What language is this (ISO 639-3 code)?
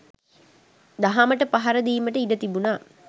sin